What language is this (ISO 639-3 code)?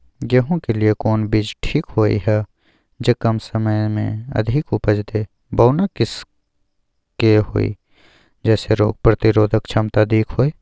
mai